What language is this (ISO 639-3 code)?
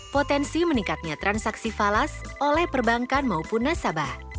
ind